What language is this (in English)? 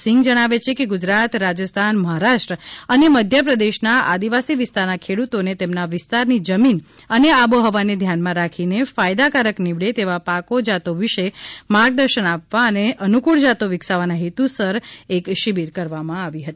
Gujarati